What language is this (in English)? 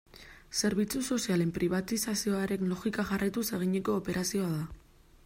Basque